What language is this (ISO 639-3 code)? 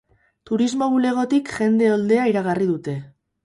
eus